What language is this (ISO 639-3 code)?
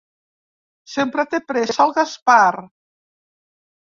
cat